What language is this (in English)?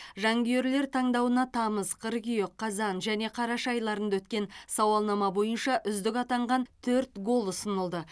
Kazakh